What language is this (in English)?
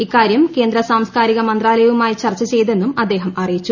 Malayalam